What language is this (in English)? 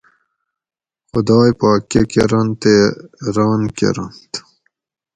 Gawri